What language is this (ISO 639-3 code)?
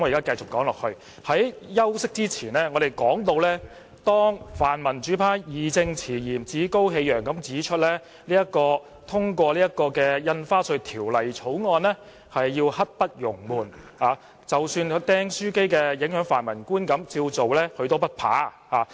yue